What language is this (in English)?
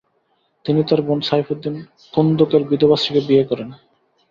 Bangla